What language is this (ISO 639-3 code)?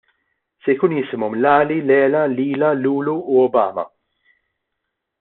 mlt